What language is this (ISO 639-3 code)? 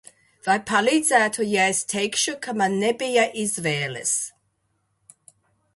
lav